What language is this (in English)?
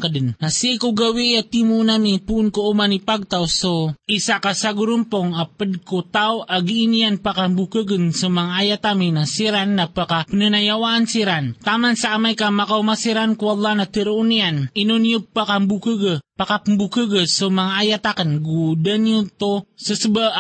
Filipino